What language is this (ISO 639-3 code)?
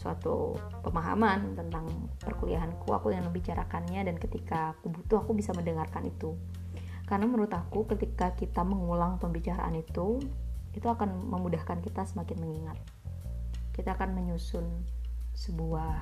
ind